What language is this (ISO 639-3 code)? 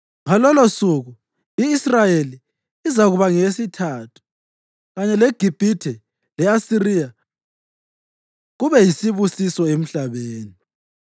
nde